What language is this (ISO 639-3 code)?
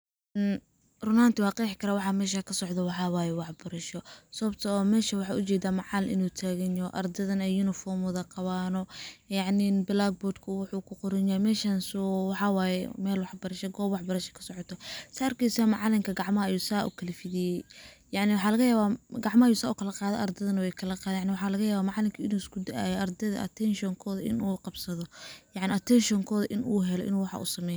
som